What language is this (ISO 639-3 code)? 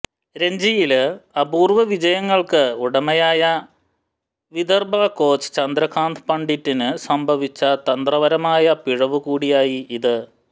mal